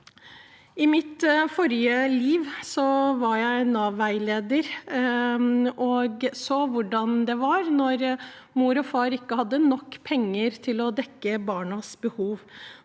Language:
Norwegian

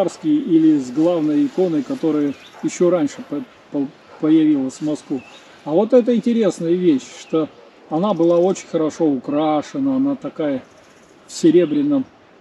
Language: Russian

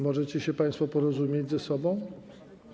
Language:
Polish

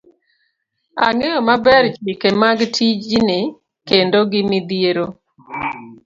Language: Luo (Kenya and Tanzania)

